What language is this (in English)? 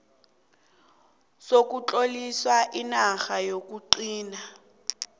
South Ndebele